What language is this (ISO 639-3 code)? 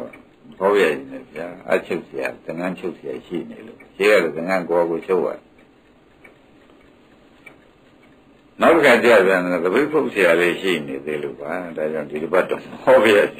ind